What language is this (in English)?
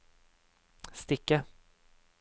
Norwegian